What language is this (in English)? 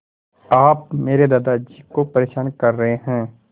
Hindi